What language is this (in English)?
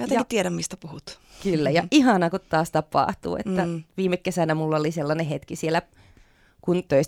Finnish